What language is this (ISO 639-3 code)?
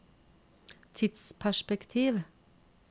nor